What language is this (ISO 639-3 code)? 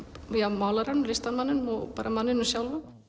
isl